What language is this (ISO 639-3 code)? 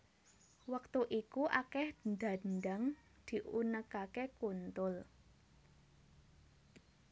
jav